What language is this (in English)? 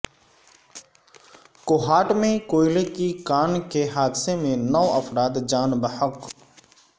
Urdu